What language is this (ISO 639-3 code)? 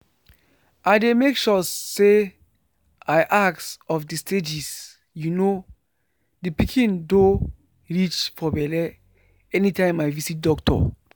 pcm